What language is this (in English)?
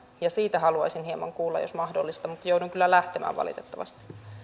Finnish